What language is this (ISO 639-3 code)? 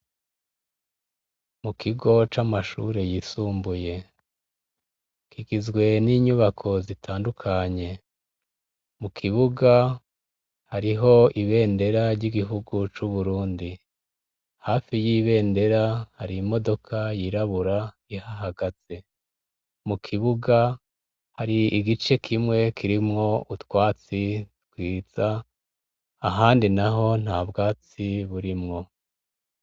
run